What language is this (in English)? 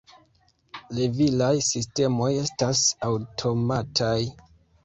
Esperanto